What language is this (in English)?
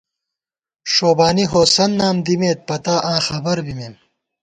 Gawar-Bati